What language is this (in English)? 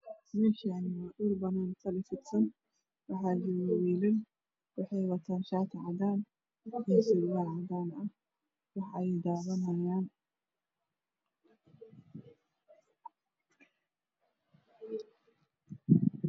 Somali